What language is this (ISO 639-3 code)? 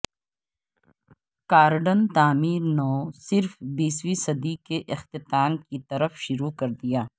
urd